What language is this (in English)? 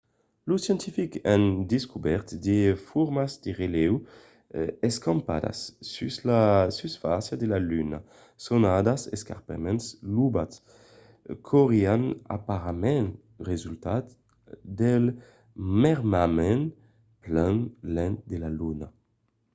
Occitan